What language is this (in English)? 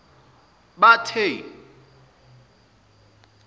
Zulu